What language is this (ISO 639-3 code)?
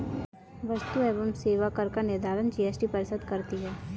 hin